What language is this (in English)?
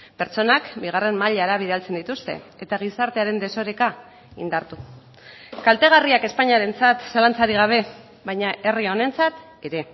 Basque